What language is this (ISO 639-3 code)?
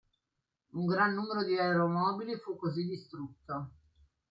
ita